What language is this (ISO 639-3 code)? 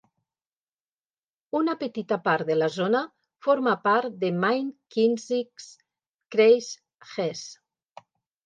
cat